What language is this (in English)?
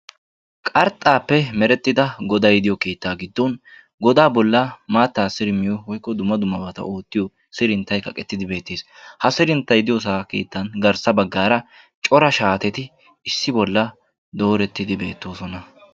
Wolaytta